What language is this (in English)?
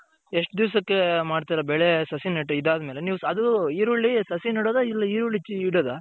Kannada